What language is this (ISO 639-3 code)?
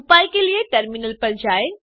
hin